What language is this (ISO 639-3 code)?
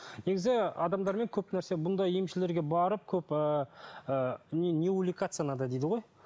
kaz